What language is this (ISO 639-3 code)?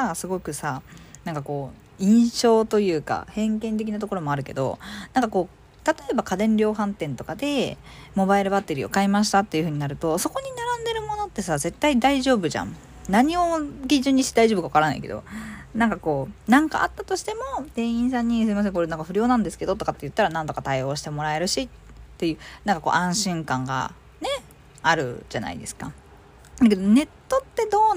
jpn